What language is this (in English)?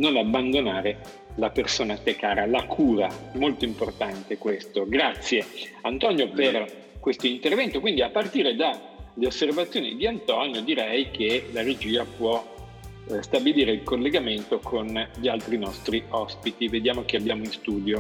Italian